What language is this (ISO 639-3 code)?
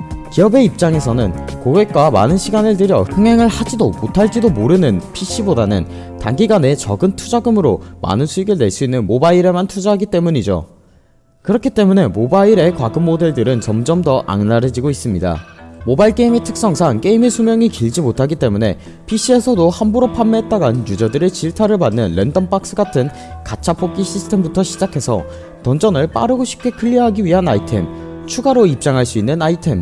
kor